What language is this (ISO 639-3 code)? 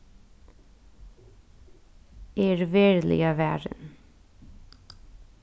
fao